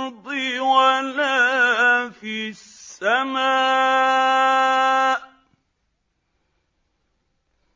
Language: Arabic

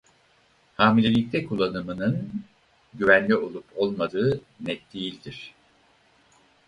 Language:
Turkish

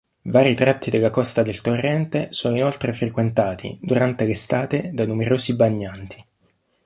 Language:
Italian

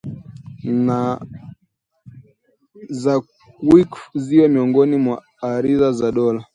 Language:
Swahili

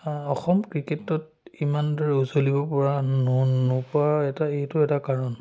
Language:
Assamese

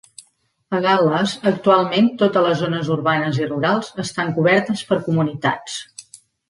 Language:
Catalan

